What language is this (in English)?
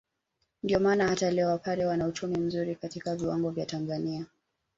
Swahili